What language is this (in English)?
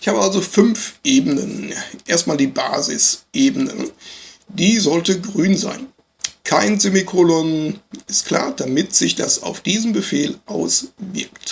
German